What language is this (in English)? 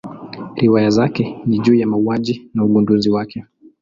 Swahili